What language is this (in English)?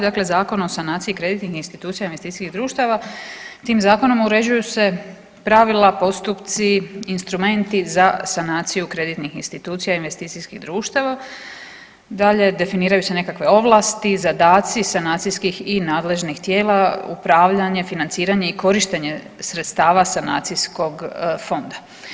Croatian